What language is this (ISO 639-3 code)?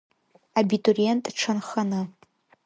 abk